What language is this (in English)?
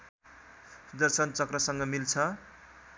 Nepali